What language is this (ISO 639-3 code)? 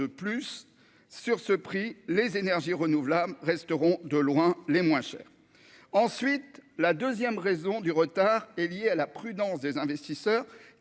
fra